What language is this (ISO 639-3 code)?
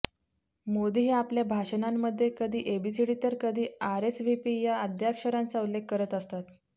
mar